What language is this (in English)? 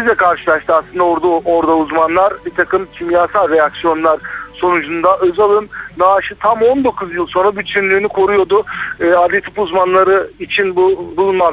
Turkish